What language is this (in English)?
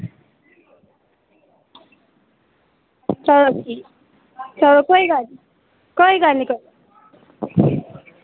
Dogri